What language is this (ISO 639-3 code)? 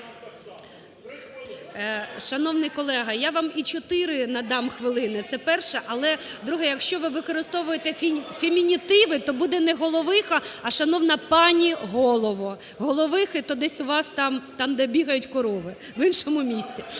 ukr